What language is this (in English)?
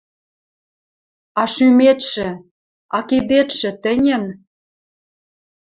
Western Mari